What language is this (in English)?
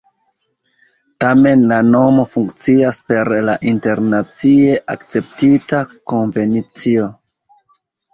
Esperanto